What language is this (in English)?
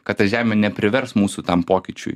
Lithuanian